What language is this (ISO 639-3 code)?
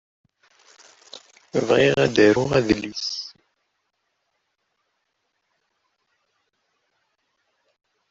kab